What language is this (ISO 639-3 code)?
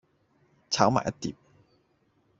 yue